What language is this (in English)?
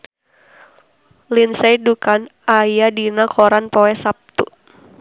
Sundanese